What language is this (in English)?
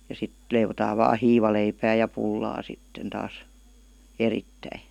Finnish